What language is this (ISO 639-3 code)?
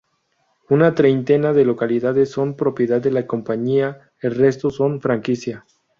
spa